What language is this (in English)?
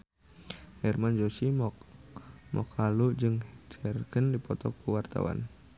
Sundanese